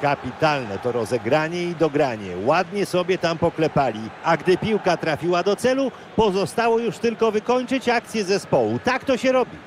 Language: Polish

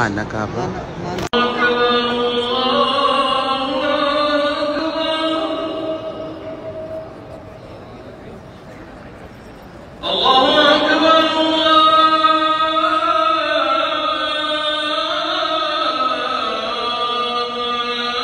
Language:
Arabic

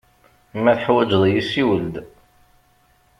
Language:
Kabyle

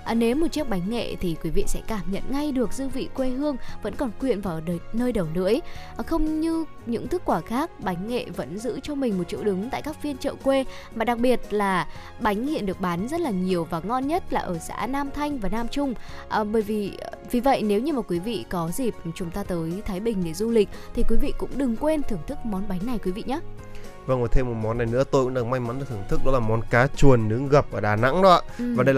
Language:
Vietnamese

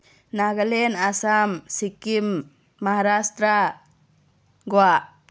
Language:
Manipuri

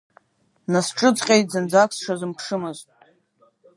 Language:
Abkhazian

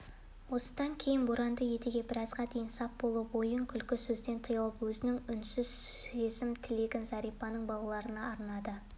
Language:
Kazakh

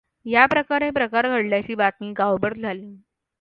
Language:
Marathi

